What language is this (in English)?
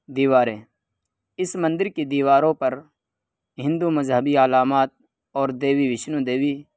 Urdu